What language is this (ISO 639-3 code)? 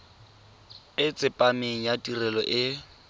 tsn